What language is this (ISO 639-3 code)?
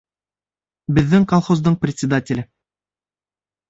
bak